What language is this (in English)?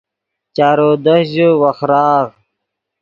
Yidgha